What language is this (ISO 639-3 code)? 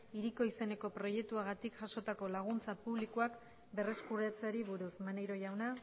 eus